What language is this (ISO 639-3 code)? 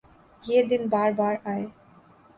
urd